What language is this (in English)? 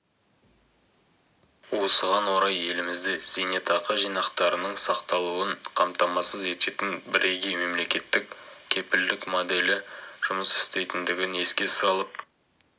Kazakh